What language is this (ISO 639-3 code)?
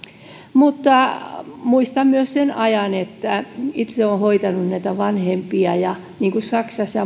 fin